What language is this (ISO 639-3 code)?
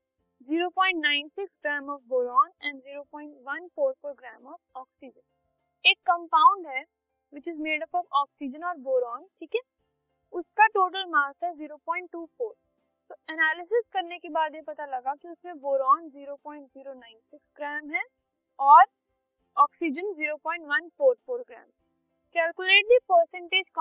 hin